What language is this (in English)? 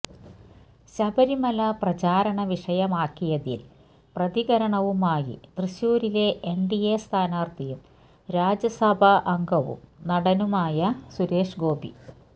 Malayalam